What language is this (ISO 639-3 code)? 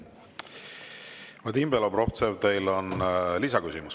est